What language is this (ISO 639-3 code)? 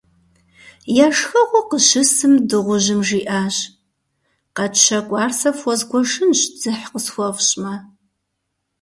kbd